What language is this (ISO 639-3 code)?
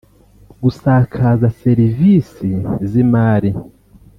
kin